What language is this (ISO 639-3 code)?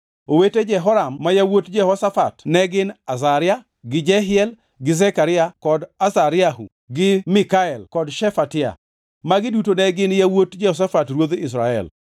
luo